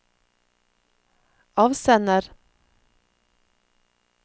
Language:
Norwegian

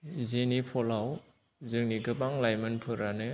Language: Bodo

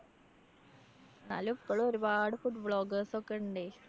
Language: Malayalam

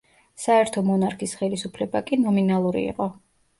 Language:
Georgian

